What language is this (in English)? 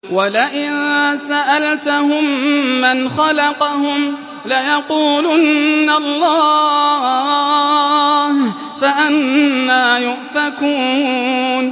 Arabic